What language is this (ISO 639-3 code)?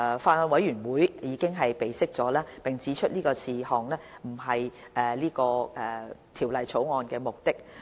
yue